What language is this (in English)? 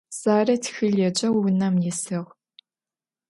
Adyghe